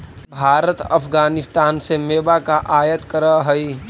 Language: Magahi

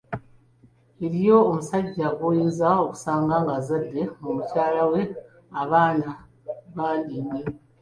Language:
Ganda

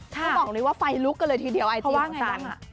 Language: Thai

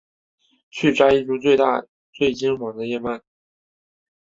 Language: Chinese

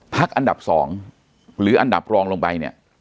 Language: Thai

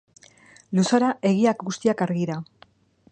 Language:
Basque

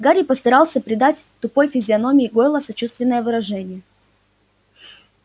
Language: Russian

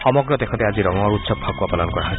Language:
Assamese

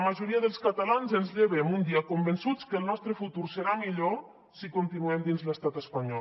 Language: Catalan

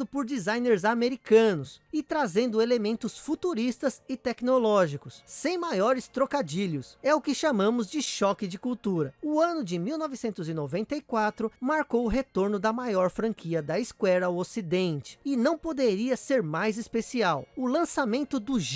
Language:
Portuguese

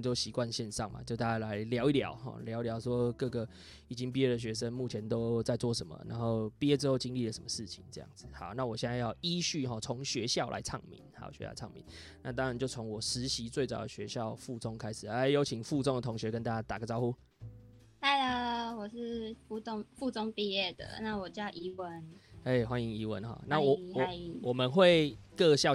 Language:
Chinese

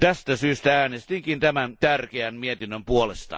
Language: Finnish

